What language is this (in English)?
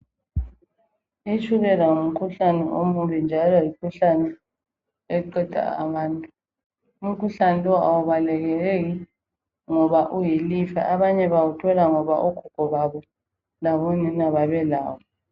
North Ndebele